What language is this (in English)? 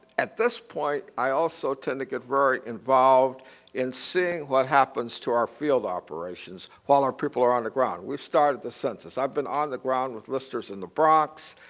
English